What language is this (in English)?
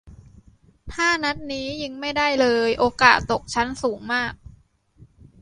Thai